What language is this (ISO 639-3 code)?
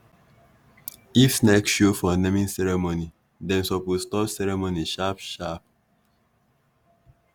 pcm